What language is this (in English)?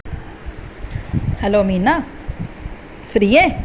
Sindhi